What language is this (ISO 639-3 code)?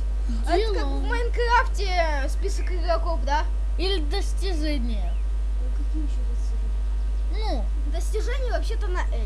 rus